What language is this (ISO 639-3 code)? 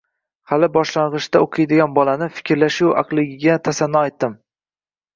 uzb